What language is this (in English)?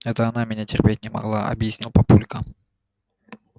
Russian